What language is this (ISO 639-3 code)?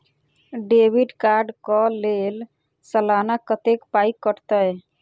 mai